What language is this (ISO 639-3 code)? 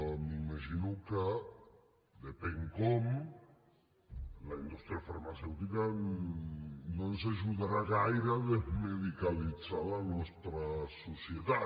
cat